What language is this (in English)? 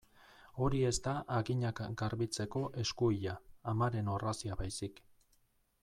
Basque